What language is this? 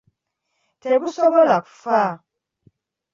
Ganda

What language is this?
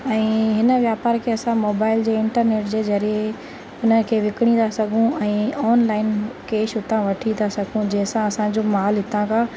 Sindhi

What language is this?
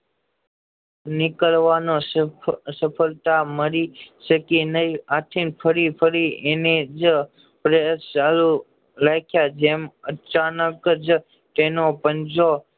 Gujarati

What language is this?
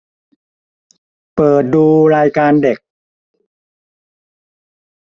Thai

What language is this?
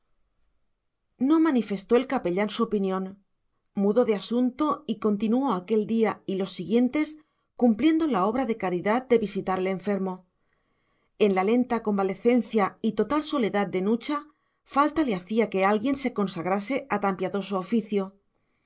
Spanish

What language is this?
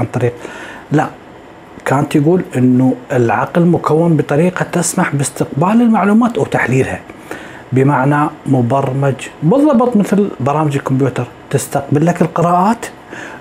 Arabic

